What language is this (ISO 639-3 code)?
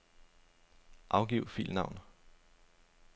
dan